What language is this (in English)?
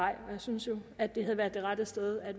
Danish